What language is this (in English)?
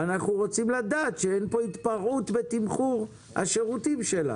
Hebrew